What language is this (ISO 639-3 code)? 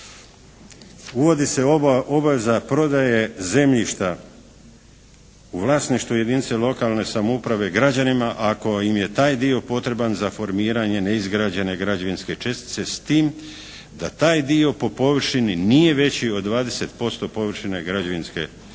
hrv